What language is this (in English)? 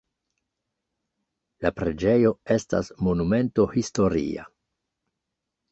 Esperanto